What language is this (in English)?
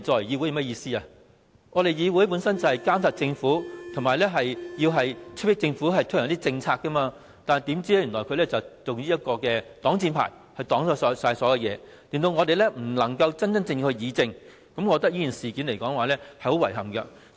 Cantonese